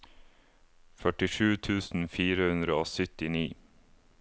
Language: Norwegian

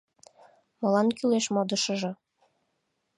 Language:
Mari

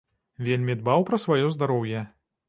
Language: Belarusian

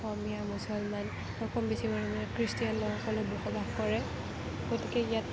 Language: Assamese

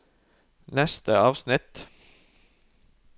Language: Norwegian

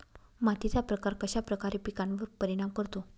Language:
Marathi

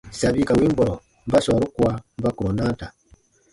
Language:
Baatonum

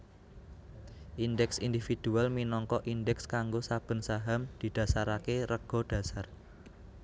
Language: Javanese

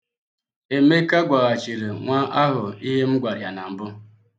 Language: Igbo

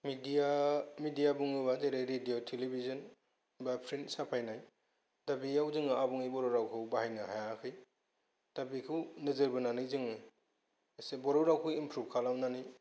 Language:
Bodo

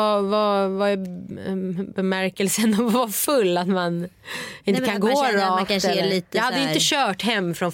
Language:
Swedish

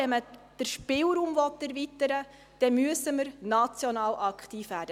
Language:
Swiss German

